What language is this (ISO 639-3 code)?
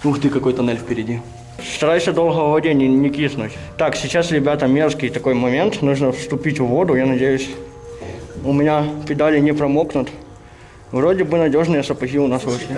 rus